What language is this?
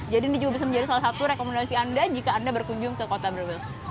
Indonesian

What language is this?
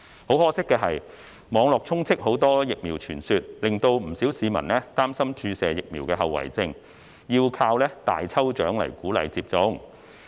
Cantonese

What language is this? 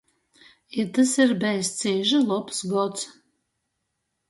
Latgalian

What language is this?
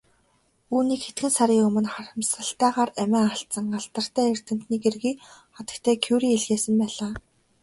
Mongolian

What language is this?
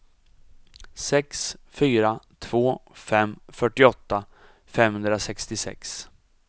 Swedish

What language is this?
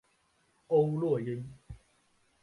Chinese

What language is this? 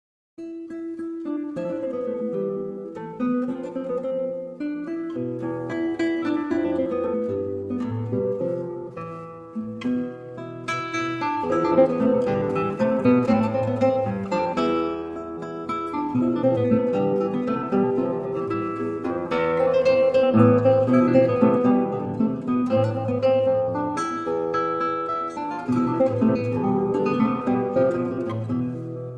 Turkish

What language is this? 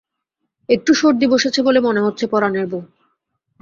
Bangla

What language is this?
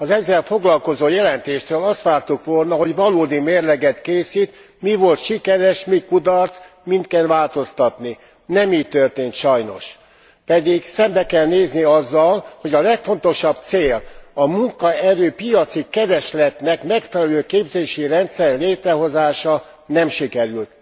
Hungarian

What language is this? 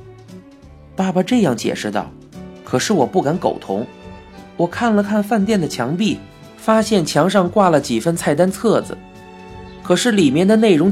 Chinese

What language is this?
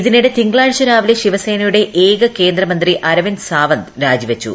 Malayalam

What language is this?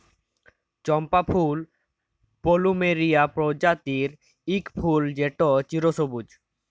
Bangla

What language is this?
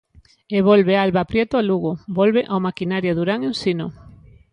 Galician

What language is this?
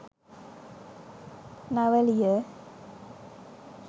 Sinhala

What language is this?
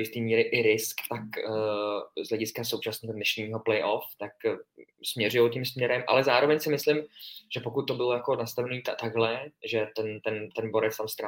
Czech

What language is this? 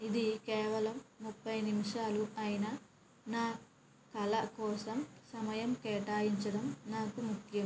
Telugu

